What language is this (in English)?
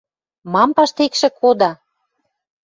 Western Mari